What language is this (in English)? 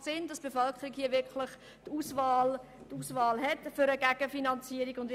Swiss German